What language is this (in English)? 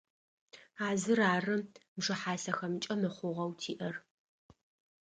Adyghe